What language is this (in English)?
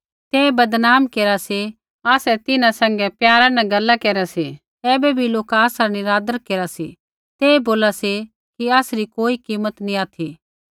Kullu Pahari